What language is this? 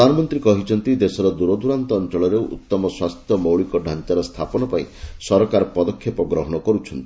Odia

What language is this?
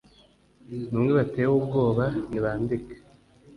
Kinyarwanda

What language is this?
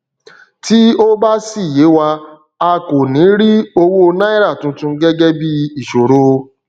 Yoruba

